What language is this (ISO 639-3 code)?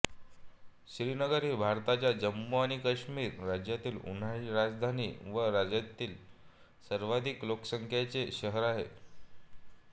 mar